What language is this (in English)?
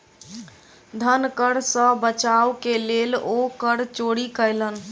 Maithili